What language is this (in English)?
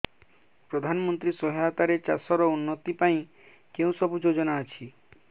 Odia